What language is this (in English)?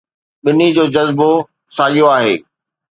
Sindhi